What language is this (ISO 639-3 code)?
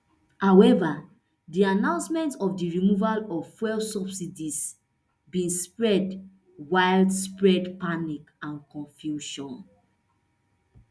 pcm